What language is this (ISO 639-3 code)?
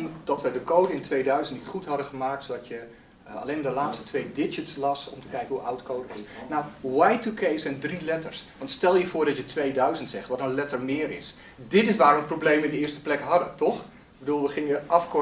nld